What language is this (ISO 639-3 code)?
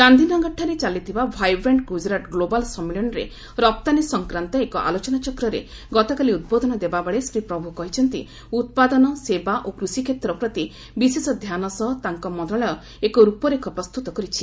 ori